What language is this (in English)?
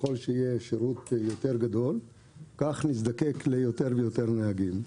Hebrew